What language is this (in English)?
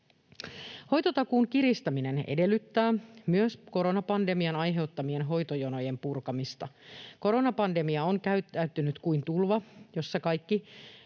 Finnish